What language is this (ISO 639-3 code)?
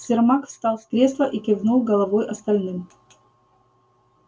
rus